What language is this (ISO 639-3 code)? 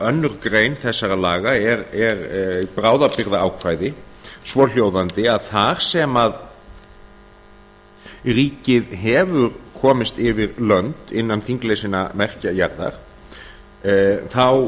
isl